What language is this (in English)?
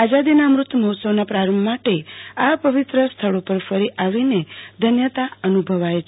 Gujarati